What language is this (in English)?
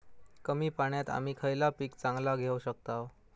Marathi